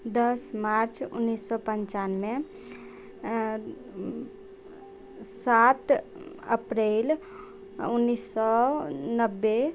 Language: Maithili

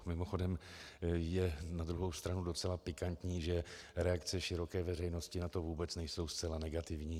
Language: Czech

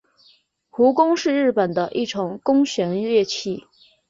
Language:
Chinese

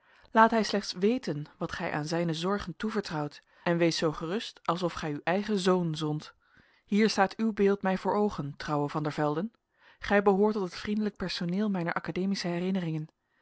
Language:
Dutch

